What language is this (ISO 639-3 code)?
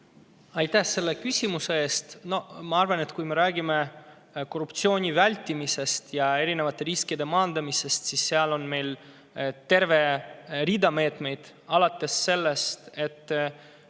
est